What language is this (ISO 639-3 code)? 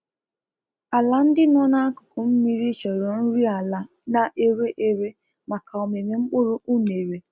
ibo